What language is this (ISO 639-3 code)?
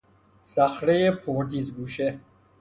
fas